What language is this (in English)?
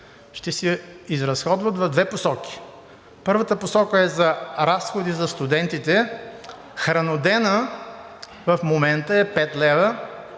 Bulgarian